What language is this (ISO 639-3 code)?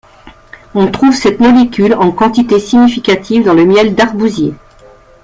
fra